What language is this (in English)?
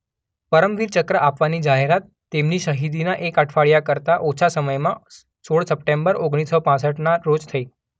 Gujarati